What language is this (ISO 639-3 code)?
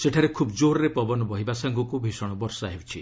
ori